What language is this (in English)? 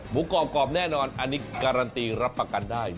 Thai